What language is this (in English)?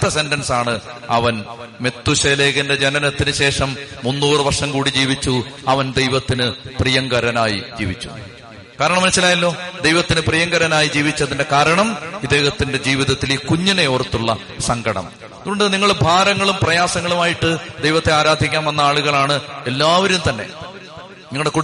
Malayalam